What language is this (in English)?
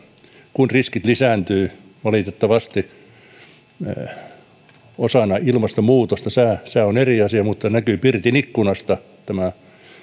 Finnish